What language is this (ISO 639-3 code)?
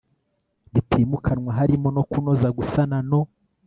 kin